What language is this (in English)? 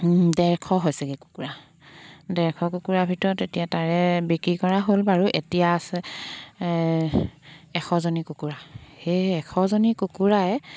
Assamese